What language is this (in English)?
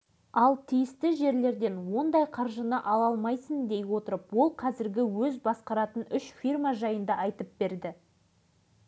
Kazakh